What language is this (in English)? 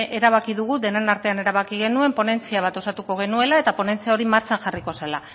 Basque